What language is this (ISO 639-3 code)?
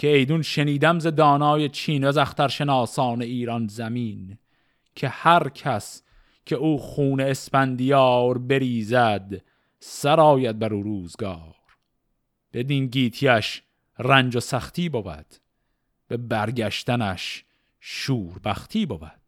fas